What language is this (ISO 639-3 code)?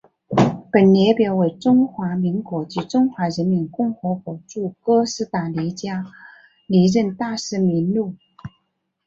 zho